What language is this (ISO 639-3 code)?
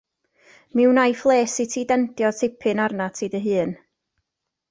cym